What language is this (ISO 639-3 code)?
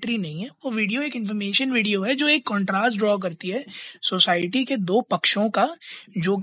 hin